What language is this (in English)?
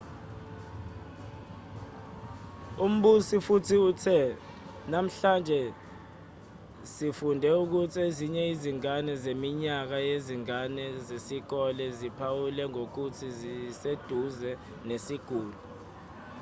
Zulu